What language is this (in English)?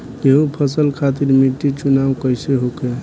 Bhojpuri